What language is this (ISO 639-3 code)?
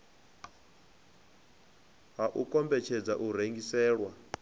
ven